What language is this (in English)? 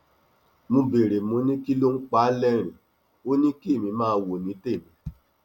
Yoruba